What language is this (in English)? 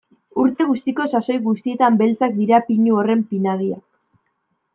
Basque